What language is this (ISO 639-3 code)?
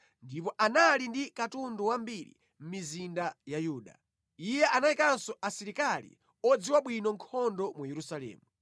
nya